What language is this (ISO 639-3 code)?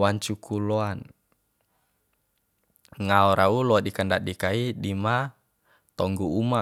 bhp